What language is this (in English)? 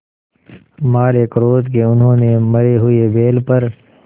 Hindi